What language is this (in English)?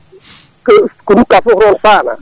Fula